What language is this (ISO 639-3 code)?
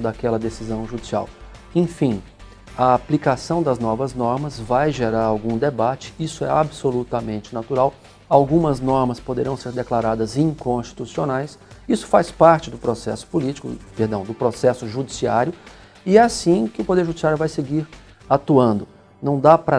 por